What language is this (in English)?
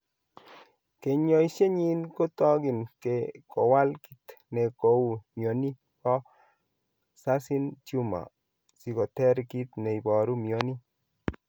Kalenjin